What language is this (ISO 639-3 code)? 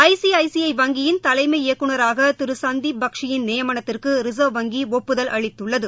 tam